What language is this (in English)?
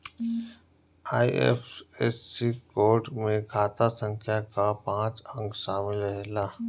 Bhojpuri